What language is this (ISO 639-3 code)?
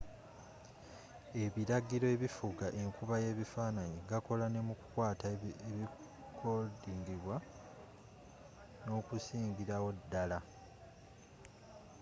lug